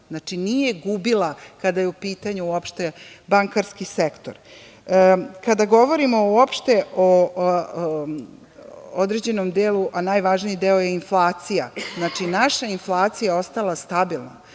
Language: Serbian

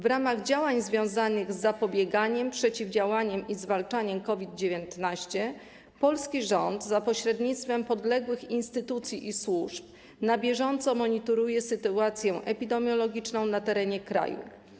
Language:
Polish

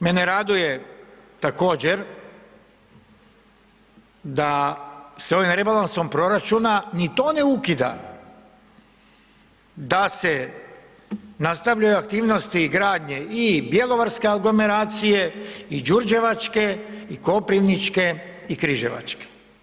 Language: Croatian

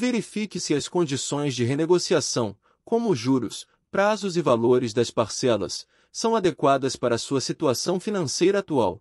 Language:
Portuguese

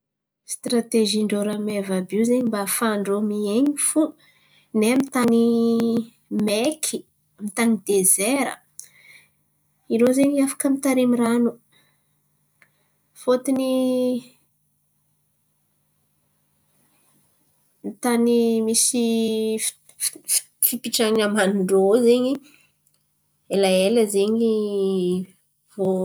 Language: Antankarana Malagasy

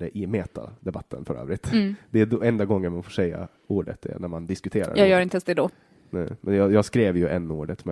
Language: Swedish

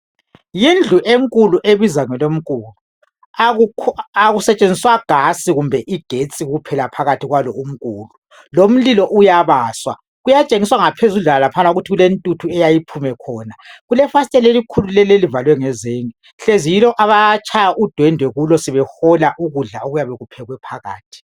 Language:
North Ndebele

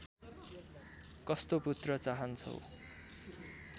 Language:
Nepali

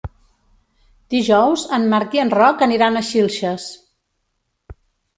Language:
Catalan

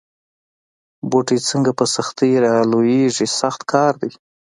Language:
Pashto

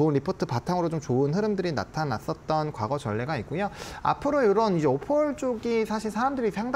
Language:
Korean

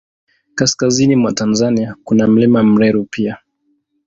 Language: Swahili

